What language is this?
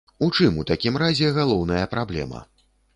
Belarusian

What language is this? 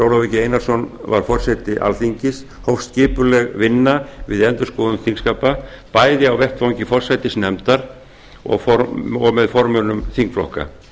Icelandic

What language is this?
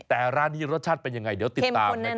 Thai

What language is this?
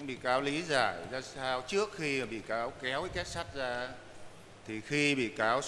Vietnamese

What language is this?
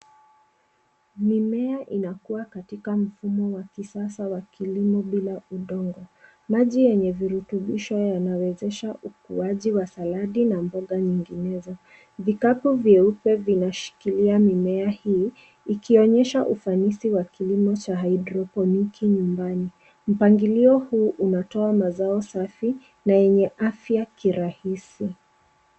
Swahili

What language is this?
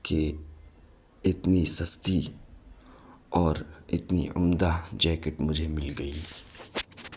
Urdu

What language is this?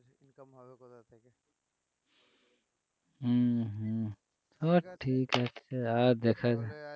Bangla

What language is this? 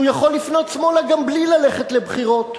Hebrew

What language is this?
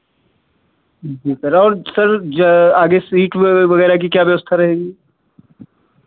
Hindi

